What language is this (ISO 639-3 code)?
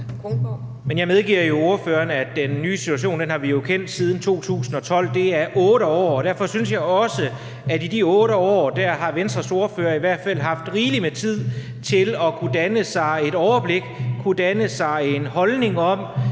dan